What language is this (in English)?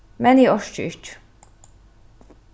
Faroese